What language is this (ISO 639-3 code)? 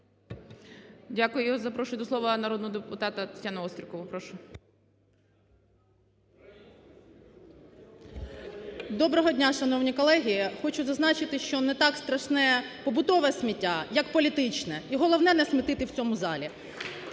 ukr